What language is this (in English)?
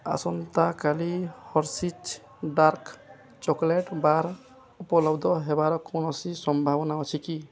Odia